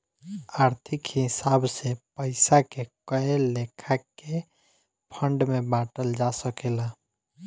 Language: Bhojpuri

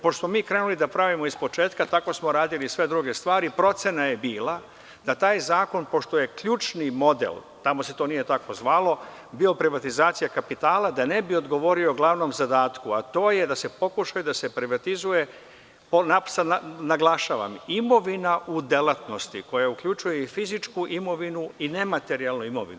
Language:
Serbian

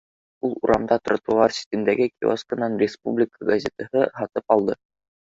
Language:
Bashkir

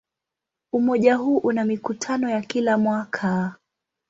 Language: Swahili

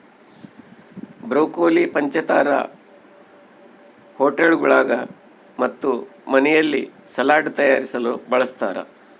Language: Kannada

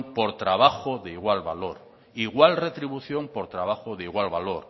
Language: Spanish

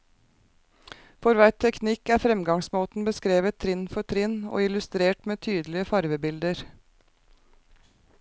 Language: Norwegian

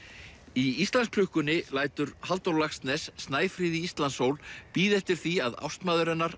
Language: Icelandic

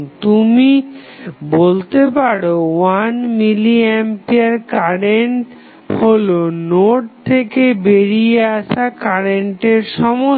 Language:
Bangla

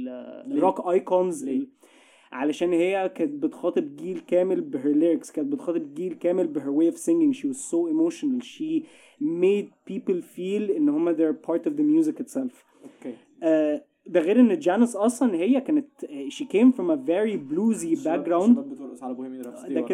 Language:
Arabic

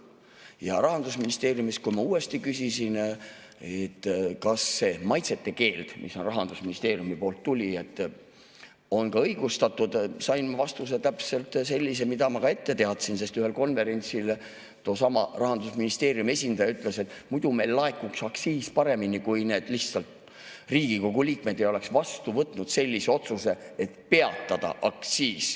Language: Estonian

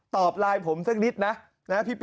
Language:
Thai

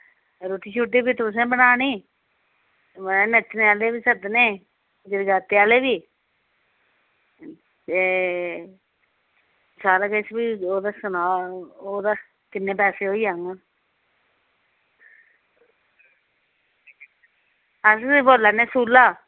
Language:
Dogri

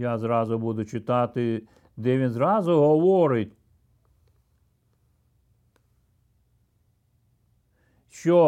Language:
Ukrainian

